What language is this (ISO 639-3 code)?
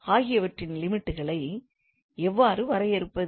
tam